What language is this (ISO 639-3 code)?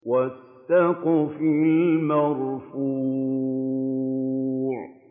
ara